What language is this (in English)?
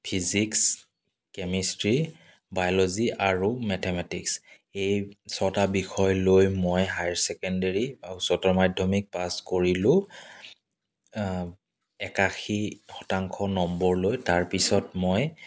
Assamese